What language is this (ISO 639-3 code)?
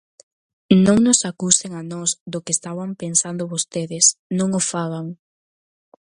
glg